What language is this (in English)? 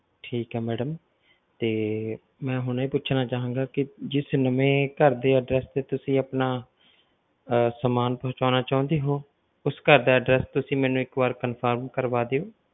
Punjabi